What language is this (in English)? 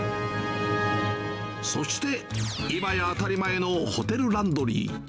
Japanese